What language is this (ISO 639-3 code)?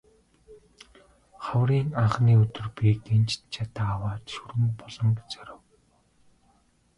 mon